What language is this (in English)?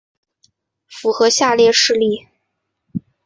Chinese